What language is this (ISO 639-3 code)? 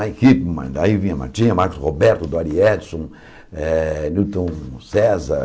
por